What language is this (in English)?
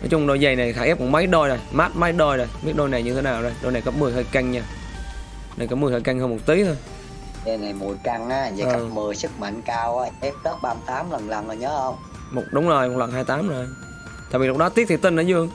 Vietnamese